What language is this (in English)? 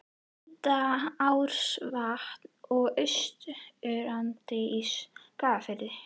Icelandic